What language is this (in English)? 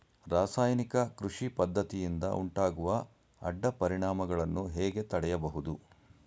Kannada